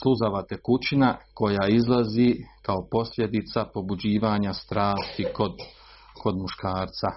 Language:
Croatian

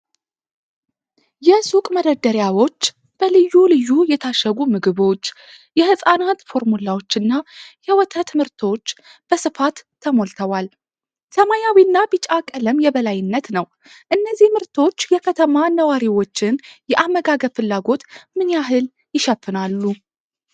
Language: Amharic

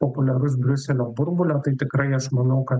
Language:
Lithuanian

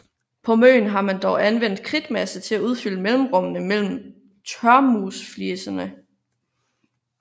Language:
Danish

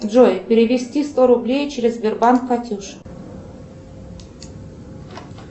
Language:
Russian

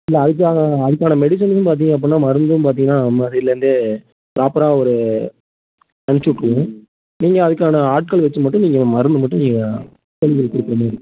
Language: Tamil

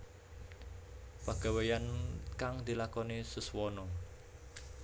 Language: Javanese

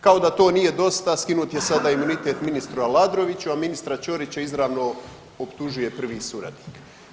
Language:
Croatian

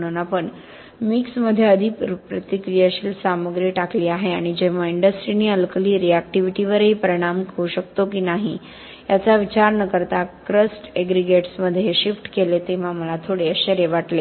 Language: Marathi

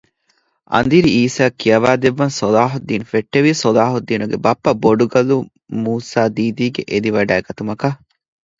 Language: Divehi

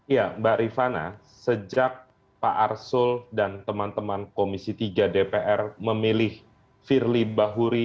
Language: Indonesian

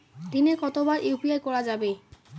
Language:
Bangla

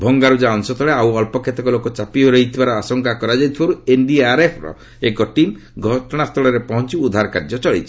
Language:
Odia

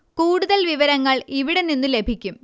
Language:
Malayalam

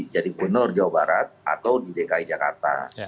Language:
Indonesian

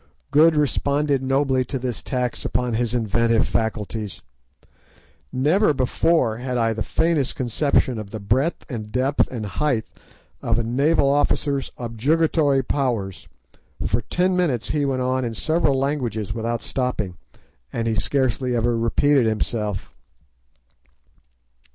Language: English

